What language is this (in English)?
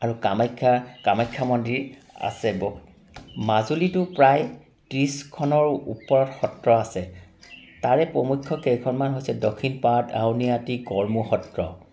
Assamese